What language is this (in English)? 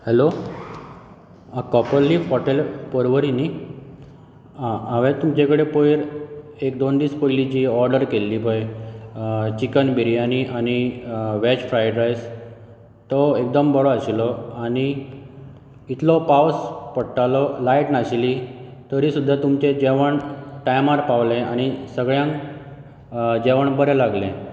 Konkani